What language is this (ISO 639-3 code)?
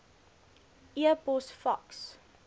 afr